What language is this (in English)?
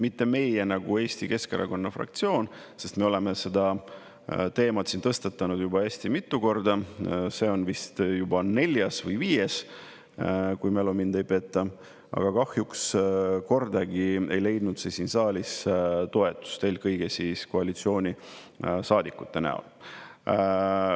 Estonian